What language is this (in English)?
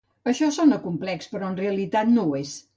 Catalan